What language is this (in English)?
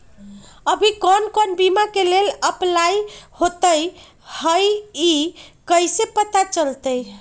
Magahi